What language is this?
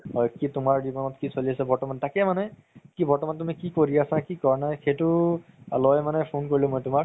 Assamese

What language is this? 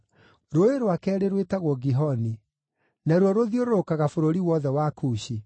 Kikuyu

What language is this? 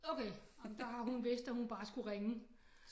Danish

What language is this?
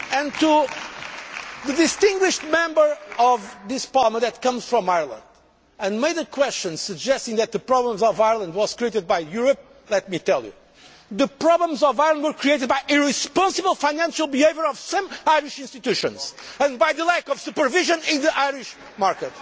English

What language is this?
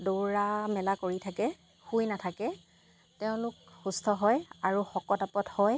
Assamese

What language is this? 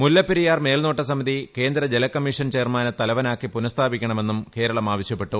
Malayalam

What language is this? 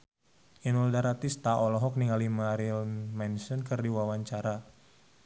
Sundanese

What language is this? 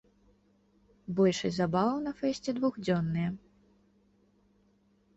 Belarusian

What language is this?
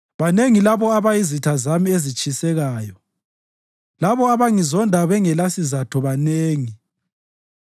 North Ndebele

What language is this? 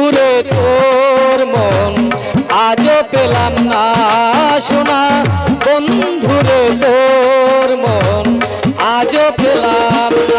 Bangla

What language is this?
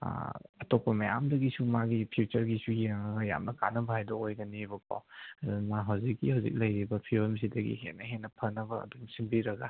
Manipuri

